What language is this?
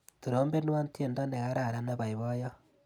Kalenjin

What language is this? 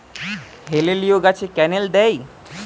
Bangla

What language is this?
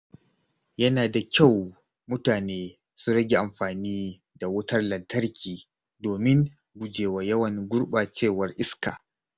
Hausa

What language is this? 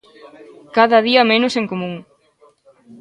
Galician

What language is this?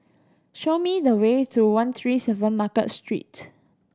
English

